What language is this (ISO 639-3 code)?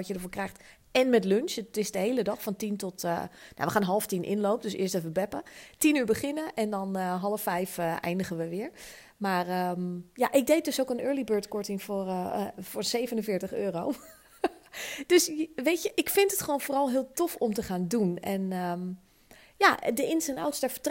nld